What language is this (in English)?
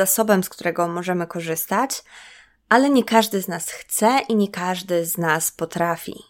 Polish